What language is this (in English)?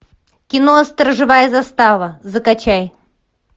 Russian